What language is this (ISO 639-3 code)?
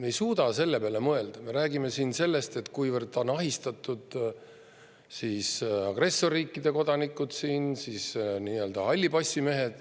est